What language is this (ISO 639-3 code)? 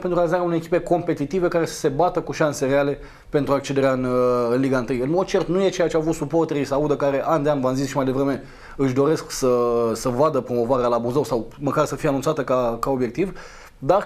ron